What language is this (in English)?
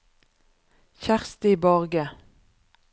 Norwegian